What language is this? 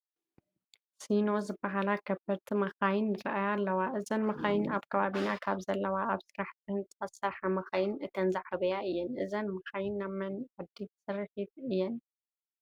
Tigrinya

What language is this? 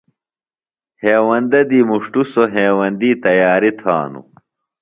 Phalura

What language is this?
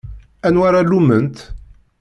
Kabyle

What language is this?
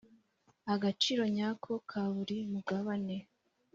Kinyarwanda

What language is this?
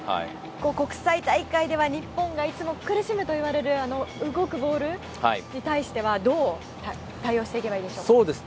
Japanese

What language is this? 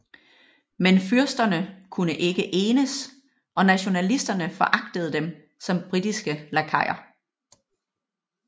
Danish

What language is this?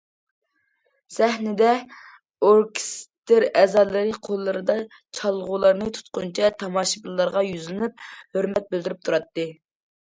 Uyghur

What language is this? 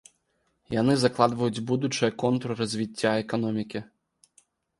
Belarusian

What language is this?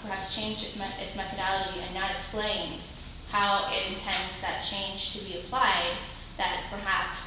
English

